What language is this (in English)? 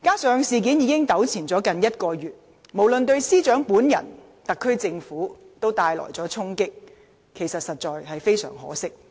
Cantonese